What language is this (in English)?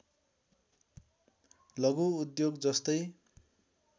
Nepali